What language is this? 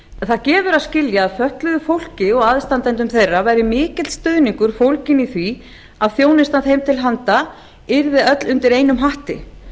Icelandic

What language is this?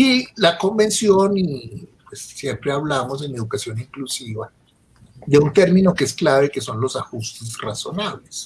Spanish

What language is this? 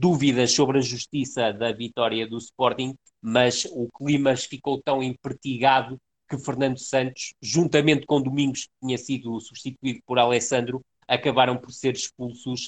Portuguese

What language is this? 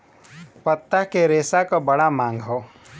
Bhojpuri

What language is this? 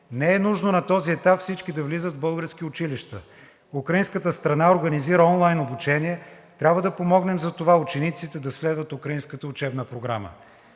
Bulgarian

